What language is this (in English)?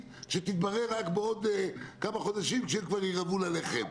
Hebrew